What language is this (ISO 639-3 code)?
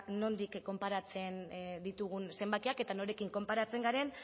eus